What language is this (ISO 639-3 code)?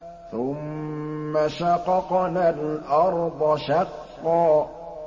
ara